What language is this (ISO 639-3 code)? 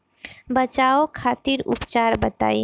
bho